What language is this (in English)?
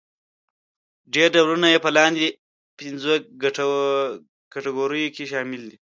Pashto